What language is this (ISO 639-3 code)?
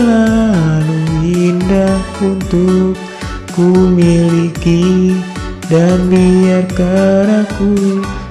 ind